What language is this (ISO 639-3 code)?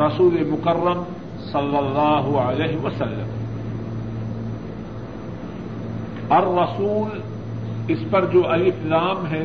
urd